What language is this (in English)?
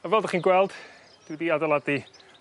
Welsh